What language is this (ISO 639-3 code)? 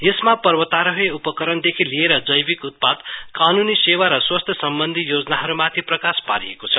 nep